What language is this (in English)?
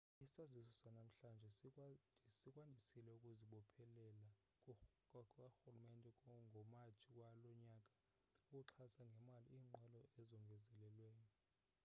Xhosa